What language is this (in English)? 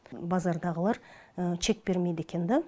Kazakh